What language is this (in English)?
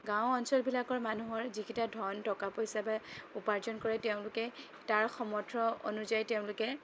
Assamese